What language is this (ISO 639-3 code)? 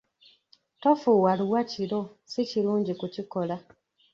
lug